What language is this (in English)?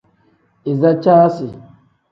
Tem